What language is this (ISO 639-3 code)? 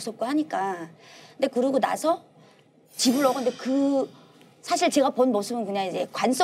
kor